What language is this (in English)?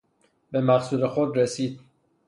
Persian